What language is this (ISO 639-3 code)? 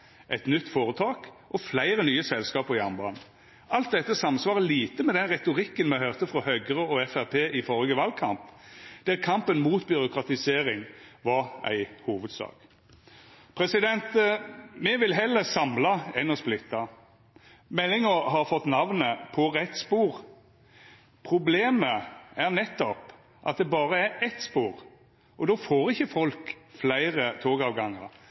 nno